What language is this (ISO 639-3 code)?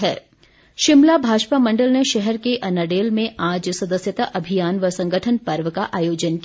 hin